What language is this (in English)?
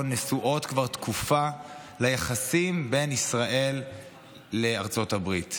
Hebrew